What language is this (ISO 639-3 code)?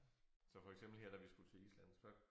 dan